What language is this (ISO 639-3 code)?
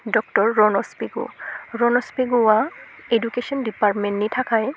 brx